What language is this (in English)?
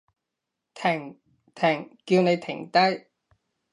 Cantonese